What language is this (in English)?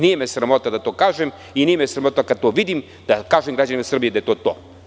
Serbian